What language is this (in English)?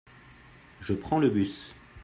French